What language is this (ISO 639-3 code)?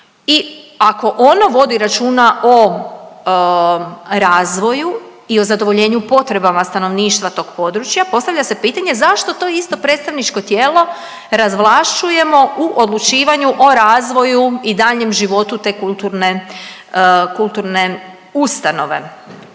hrv